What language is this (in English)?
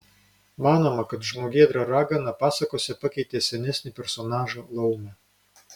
Lithuanian